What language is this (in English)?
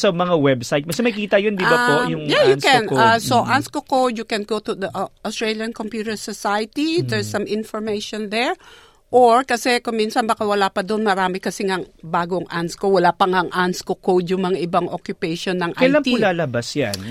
Filipino